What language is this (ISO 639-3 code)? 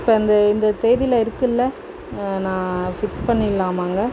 tam